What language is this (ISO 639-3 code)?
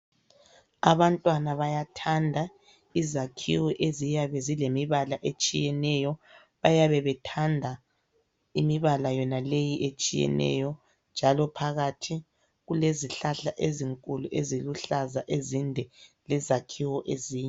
nde